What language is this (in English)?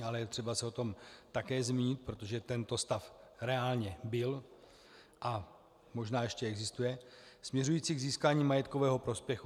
Czech